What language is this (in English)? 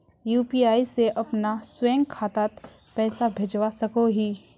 Magahi